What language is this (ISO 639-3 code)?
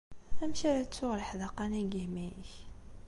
kab